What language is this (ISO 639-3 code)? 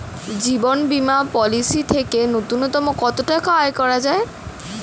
ben